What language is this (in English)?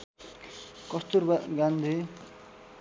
Nepali